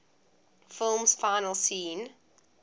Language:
English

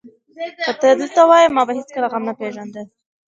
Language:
Pashto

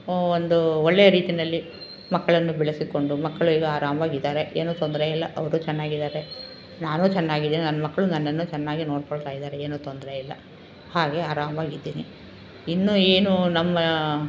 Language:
Kannada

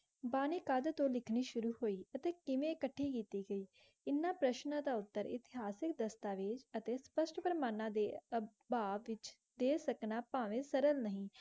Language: Punjabi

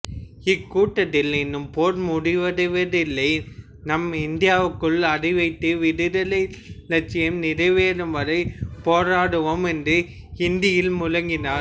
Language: Tamil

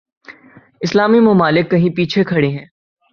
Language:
Urdu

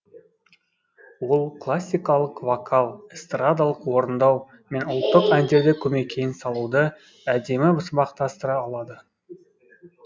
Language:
Kazakh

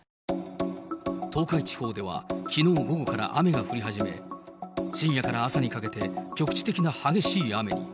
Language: Japanese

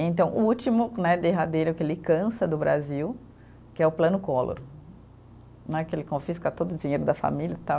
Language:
Portuguese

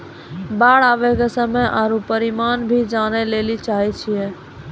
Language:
Maithili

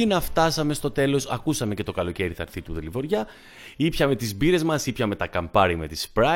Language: Greek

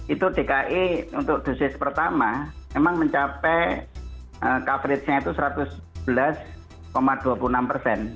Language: Indonesian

